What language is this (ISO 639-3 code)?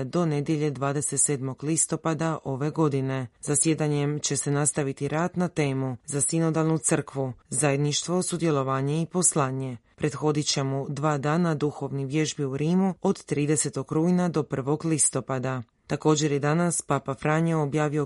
hrv